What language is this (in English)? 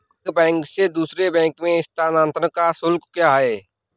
Hindi